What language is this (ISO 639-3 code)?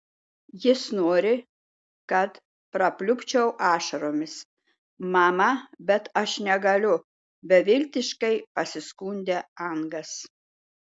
lit